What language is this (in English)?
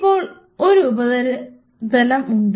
Malayalam